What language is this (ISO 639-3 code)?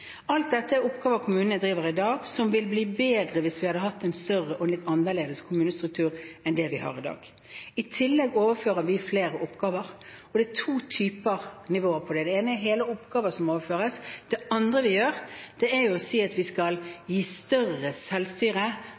nob